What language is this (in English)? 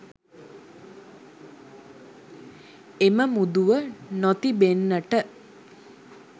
Sinhala